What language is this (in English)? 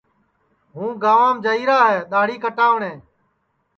Sansi